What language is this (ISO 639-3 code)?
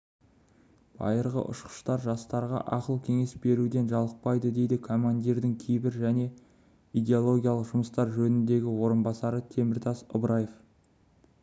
kaz